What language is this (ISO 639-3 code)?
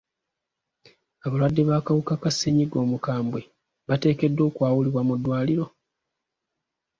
lug